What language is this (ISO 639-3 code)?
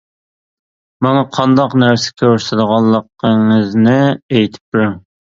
uig